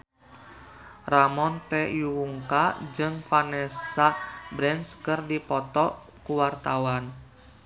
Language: Sundanese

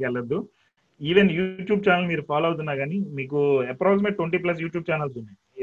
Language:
Telugu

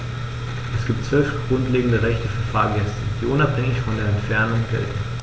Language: German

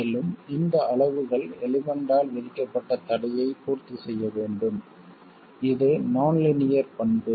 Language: Tamil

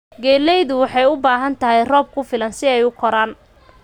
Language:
Somali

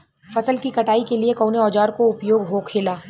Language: Bhojpuri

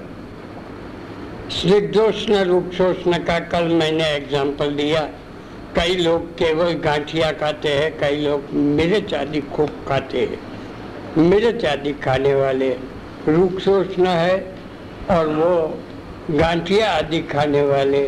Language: Hindi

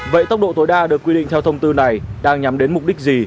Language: Vietnamese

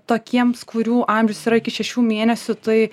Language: Lithuanian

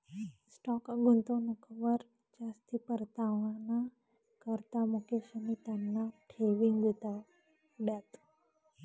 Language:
Marathi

